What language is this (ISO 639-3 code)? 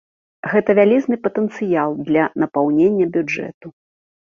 bel